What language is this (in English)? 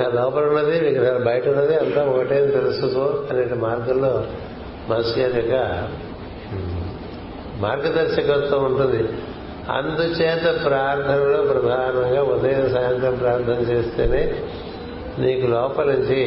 Telugu